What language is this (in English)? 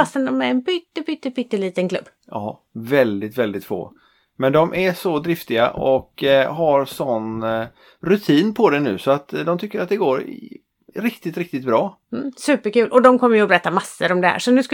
Swedish